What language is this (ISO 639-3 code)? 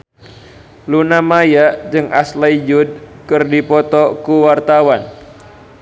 sun